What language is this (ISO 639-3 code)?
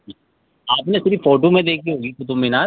urd